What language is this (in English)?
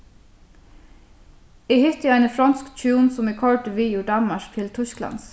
Faroese